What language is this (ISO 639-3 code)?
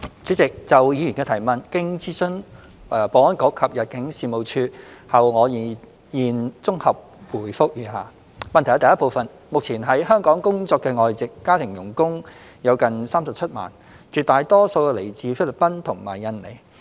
yue